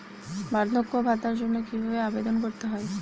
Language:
Bangla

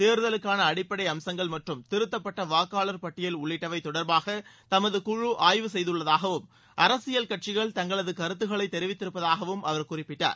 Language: Tamil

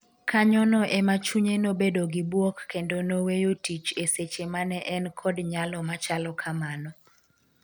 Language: Luo (Kenya and Tanzania)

